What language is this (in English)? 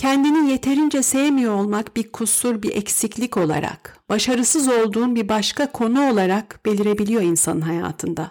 Turkish